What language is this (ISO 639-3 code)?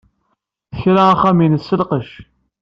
kab